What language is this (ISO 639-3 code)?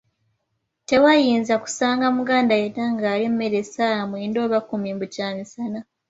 lug